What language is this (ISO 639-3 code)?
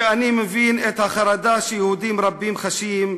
heb